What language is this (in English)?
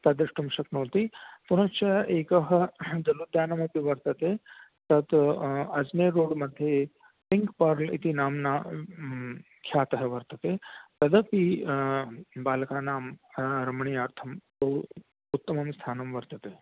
Sanskrit